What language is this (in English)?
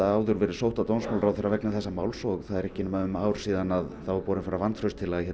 Icelandic